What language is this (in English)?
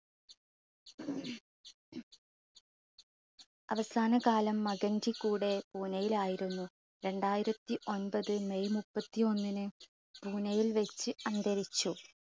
Malayalam